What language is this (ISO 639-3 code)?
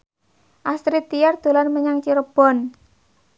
jav